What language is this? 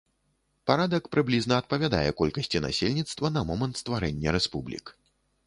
Belarusian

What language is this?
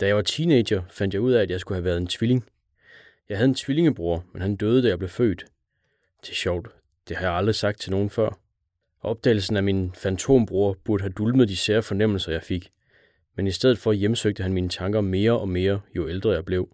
Danish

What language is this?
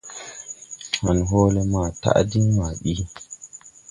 Tupuri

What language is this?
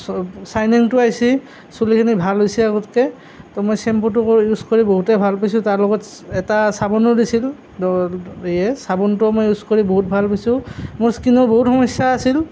Assamese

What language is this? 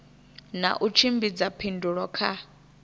Venda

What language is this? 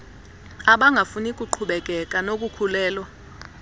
Xhosa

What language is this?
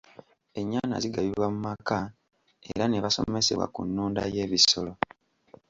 Ganda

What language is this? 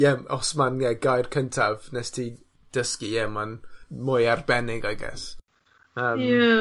Welsh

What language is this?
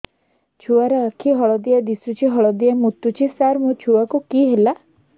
Odia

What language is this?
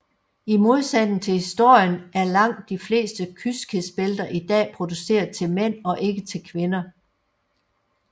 Danish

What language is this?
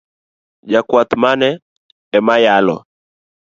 Luo (Kenya and Tanzania)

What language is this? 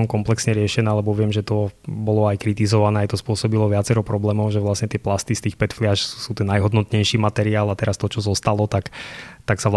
Slovak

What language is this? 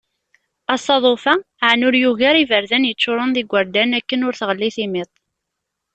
Kabyle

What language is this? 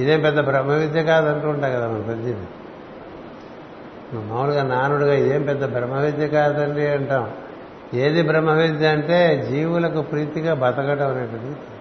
Telugu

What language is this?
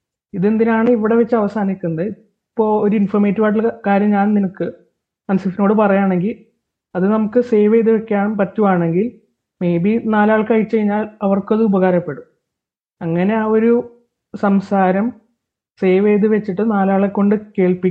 Malayalam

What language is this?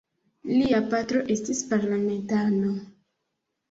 Esperanto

